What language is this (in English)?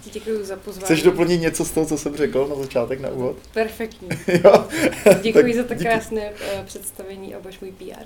Czech